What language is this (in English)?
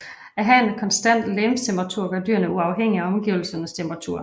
Danish